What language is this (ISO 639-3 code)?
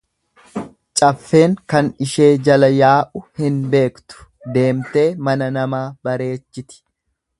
orm